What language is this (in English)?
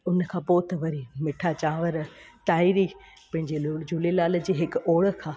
Sindhi